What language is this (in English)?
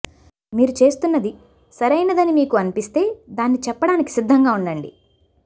Telugu